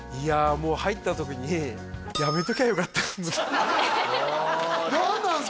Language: Japanese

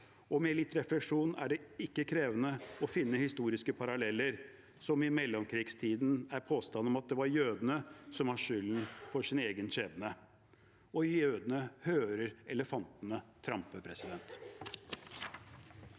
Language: Norwegian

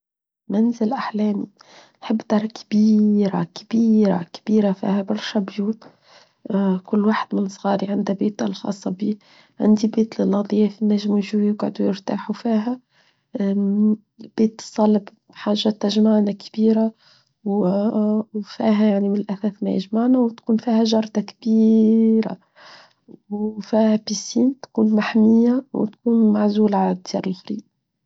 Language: Tunisian Arabic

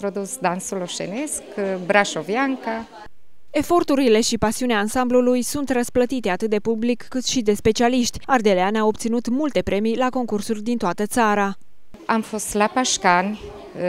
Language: Romanian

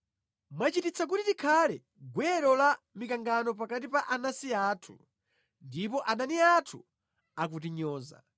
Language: Nyanja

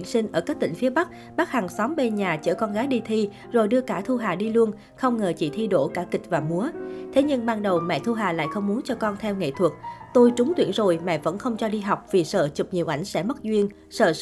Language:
Vietnamese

